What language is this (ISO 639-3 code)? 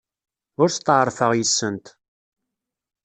kab